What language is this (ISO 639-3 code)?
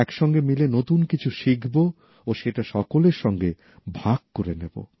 ben